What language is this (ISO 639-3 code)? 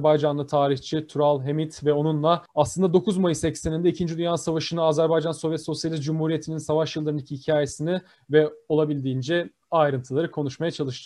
tur